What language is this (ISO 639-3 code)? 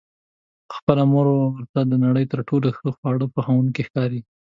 pus